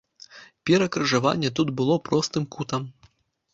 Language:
Belarusian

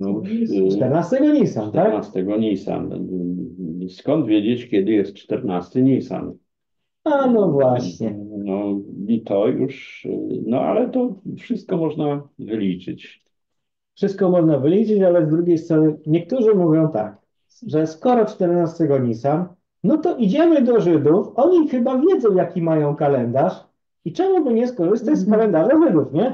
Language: Polish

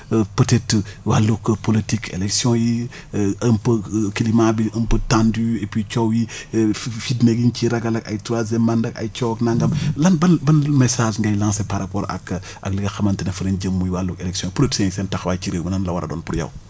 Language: Wolof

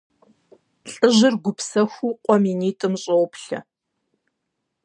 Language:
Kabardian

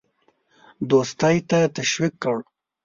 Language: Pashto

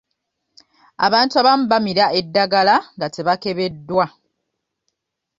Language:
Ganda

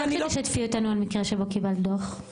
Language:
Hebrew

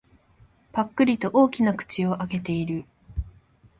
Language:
Japanese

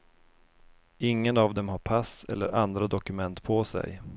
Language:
Swedish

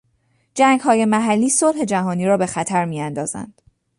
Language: Persian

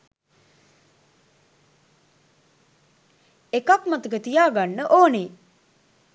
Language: Sinhala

